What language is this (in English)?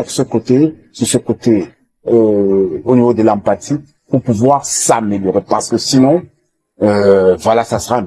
French